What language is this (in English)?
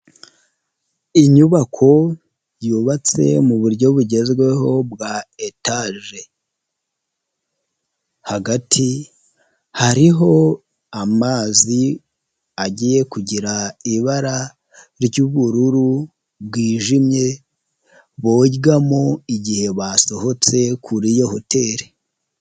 Kinyarwanda